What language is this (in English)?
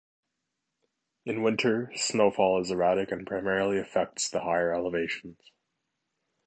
English